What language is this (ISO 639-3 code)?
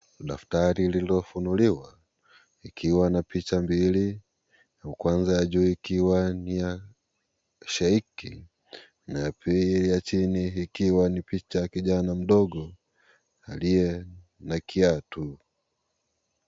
swa